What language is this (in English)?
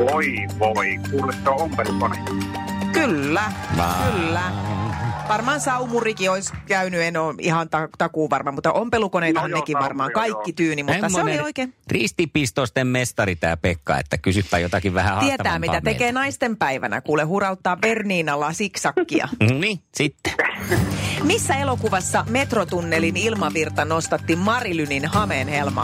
Finnish